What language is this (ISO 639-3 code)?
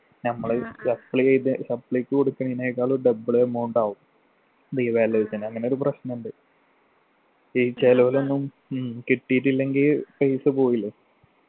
mal